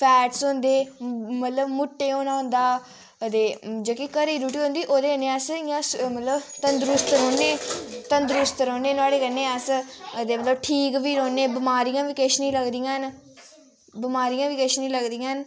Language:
Dogri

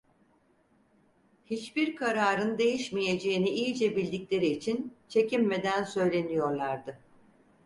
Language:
Turkish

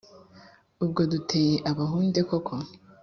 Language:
Kinyarwanda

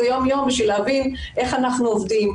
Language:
Hebrew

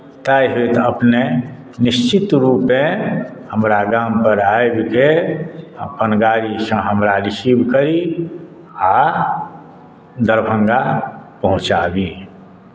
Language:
Maithili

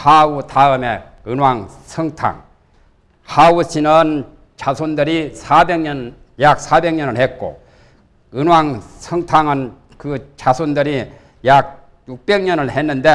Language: Korean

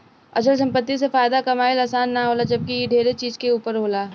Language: Bhojpuri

